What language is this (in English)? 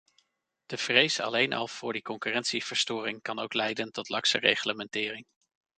Dutch